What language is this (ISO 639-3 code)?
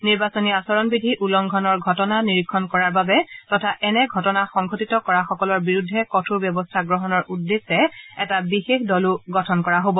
asm